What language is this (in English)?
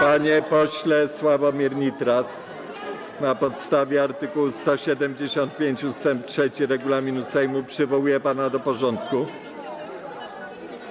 Polish